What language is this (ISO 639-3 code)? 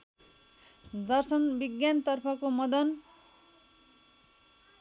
nep